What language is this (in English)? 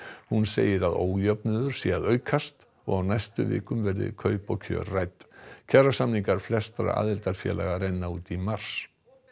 Icelandic